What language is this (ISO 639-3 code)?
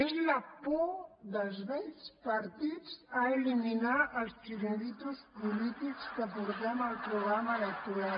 cat